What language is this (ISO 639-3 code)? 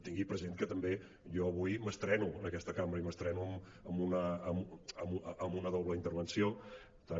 cat